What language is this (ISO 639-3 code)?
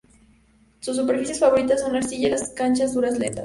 spa